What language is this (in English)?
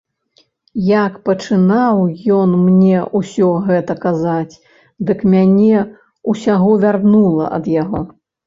Belarusian